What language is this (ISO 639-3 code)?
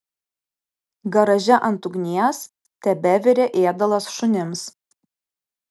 lit